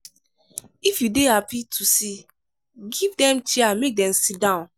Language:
Nigerian Pidgin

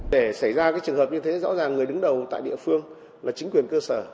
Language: Vietnamese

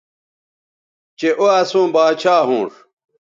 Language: Bateri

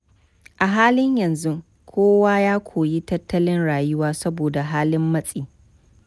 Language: Hausa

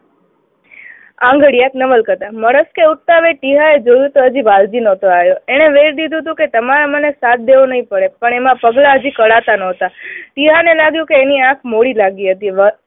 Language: Gujarati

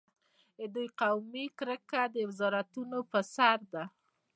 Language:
Pashto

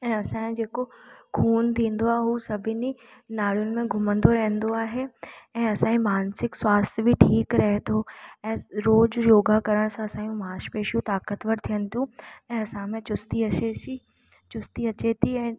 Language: Sindhi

